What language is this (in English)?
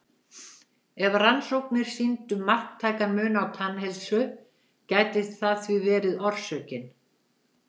Icelandic